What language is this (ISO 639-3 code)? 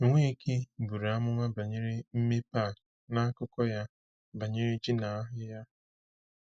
ibo